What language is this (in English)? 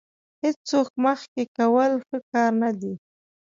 Pashto